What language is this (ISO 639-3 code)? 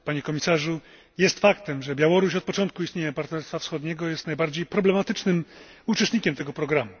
pol